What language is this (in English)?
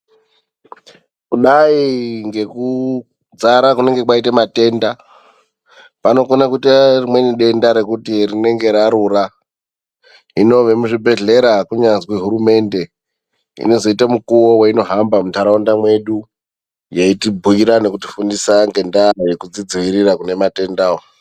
Ndau